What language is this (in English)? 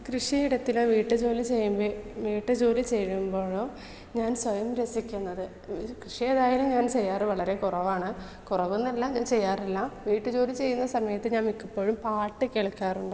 Malayalam